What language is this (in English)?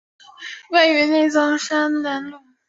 Chinese